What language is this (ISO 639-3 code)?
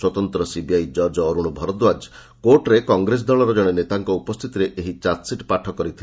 ori